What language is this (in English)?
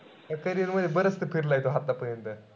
Marathi